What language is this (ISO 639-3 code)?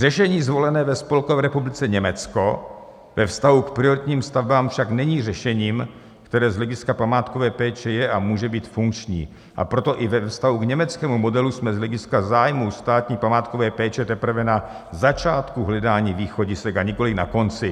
ces